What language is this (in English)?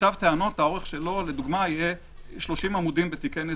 Hebrew